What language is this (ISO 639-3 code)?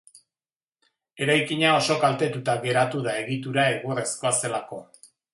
eus